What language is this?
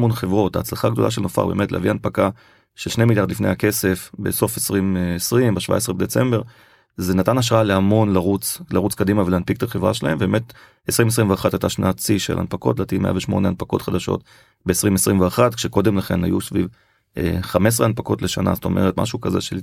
Hebrew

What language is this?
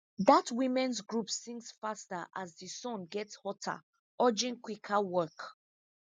Nigerian Pidgin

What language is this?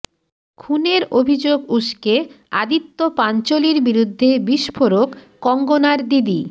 Bangla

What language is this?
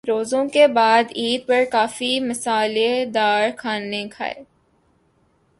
Urdu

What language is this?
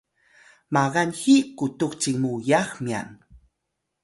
Atayal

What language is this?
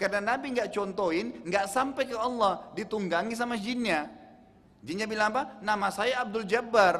Indonesian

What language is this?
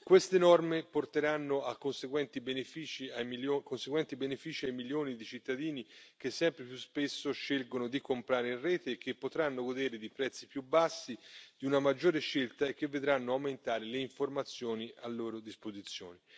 Italian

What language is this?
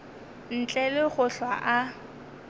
Northern Sotho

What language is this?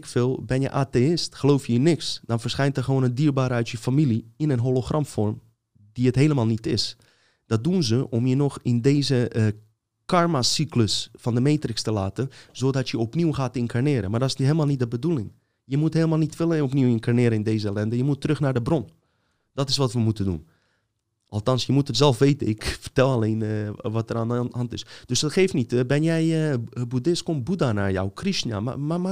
Dutch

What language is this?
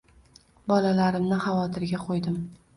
Uzbek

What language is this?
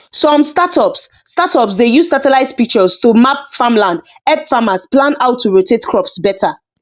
Nigerian Pidgin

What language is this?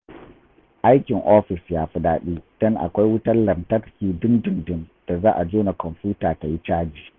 Hausa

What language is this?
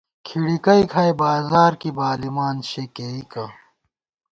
Gawar-Bati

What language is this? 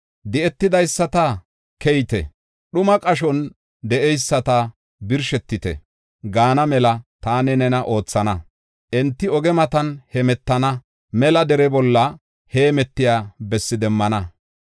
Gofa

